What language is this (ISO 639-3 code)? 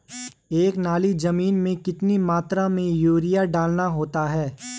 hin